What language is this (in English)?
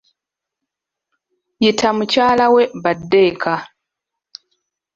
Ganda